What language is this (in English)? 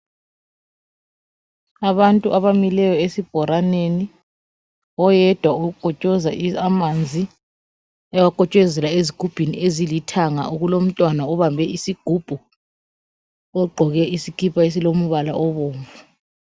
North Ndebele